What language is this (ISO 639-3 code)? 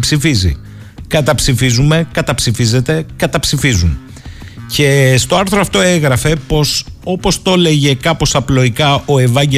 ell